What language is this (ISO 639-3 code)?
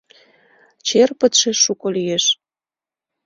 chm